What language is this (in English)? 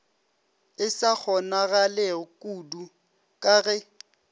Northern Sotho